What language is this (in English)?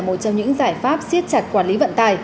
Vietnamese